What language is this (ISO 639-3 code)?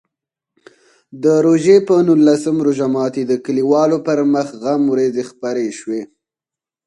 pus